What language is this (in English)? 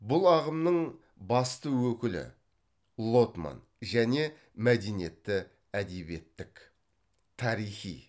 Kazakh